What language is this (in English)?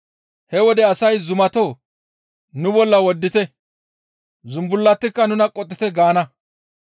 Gamo